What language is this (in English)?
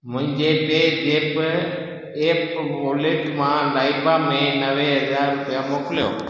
Sindhi